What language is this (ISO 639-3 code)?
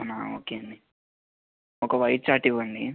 tel